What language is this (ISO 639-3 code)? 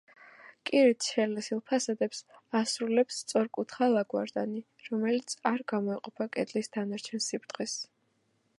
kat